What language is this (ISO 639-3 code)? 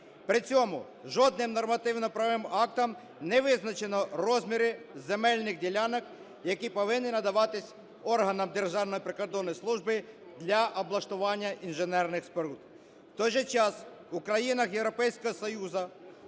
ukr